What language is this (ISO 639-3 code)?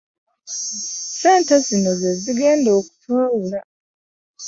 lug